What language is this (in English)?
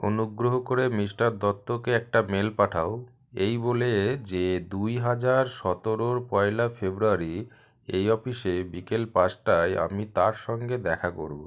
Bangla